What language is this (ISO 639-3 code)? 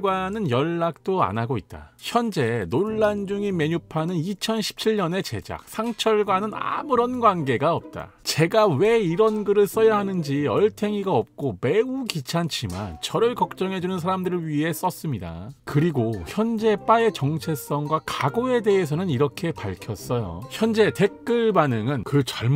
kor